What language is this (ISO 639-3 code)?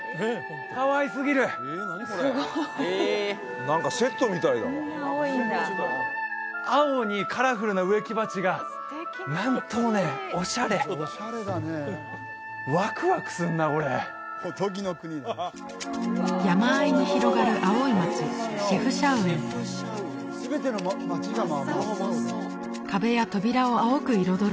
jpn